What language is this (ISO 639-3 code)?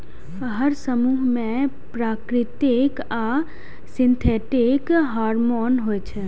mai